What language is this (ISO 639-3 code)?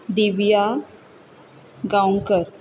kok